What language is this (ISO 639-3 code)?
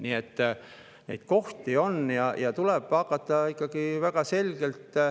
est